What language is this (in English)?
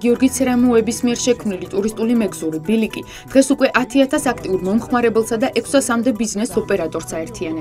Romanian